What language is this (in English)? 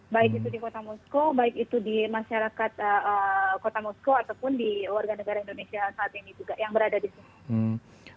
Indonesian